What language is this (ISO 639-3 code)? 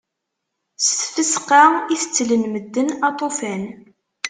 kab